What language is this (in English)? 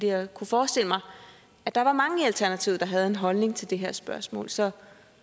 Danish